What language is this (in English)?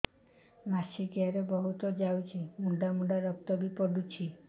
Odia